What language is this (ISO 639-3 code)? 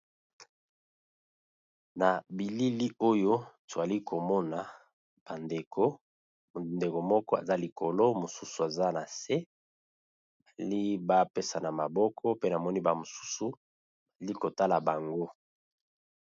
lin